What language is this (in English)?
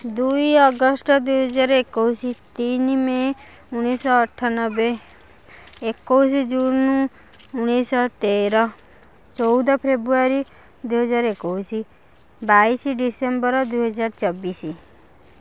Odia